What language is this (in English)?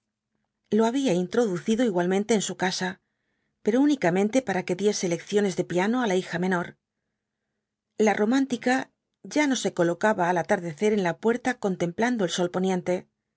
Spanish